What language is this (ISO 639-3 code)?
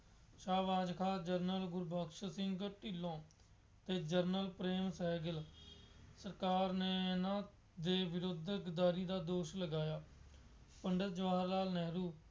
pan